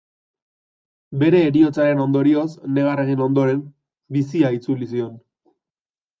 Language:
Basque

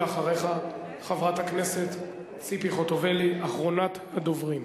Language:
Hebrew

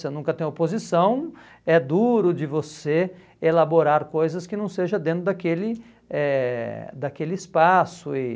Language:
Portuguese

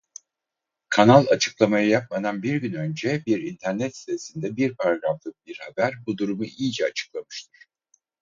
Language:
Turkish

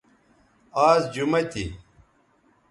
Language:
Bateri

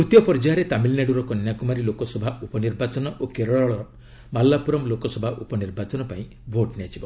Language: Odia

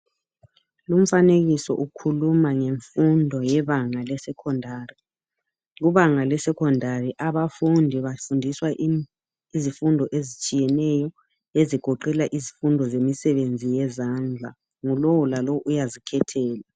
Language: North Ndebele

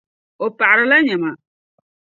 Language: Dagbani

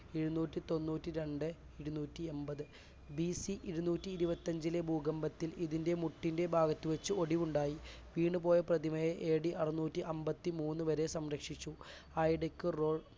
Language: Malayalam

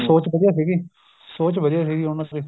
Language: Punjabi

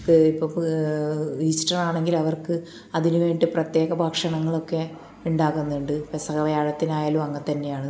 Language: Malayalam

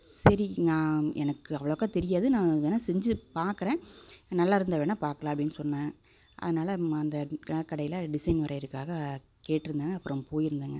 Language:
Tamil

